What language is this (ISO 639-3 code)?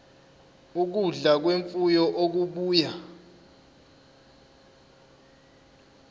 zul